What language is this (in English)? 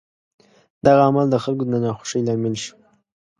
Pashto